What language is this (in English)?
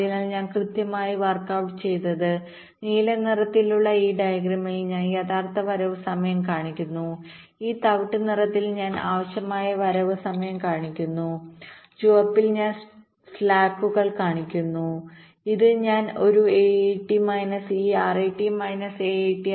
Malayalam